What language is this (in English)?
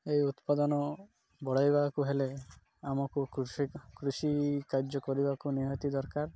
Odia